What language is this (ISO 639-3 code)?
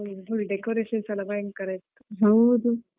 kan